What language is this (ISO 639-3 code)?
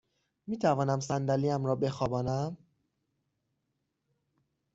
fas